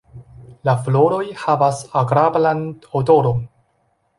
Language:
Esperanto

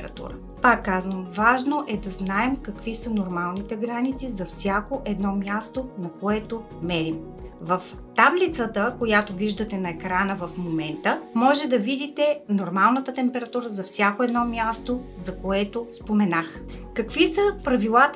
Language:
Bulgarian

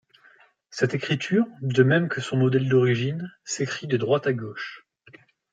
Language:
French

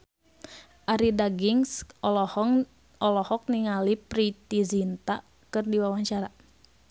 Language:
Sundanese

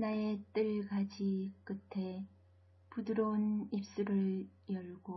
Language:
Korean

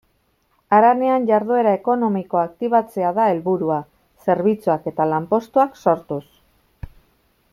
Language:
Basque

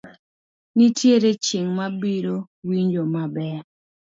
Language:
Luo (Kenya and Tanzania)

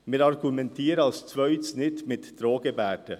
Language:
Swiss German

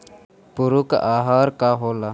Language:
Bhojpuri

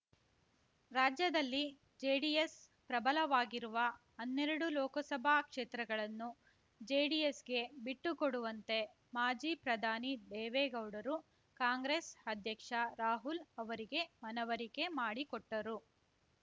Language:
Kannada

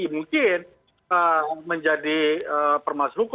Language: Indonesian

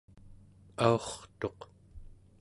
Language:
Central Yupik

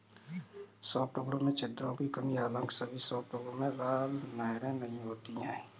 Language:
Hindi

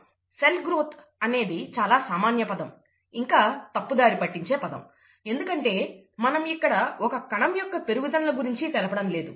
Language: Telugu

